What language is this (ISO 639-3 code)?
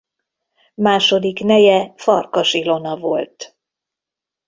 hun